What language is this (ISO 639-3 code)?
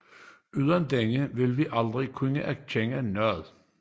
dan